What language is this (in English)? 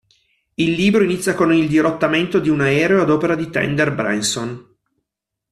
Italian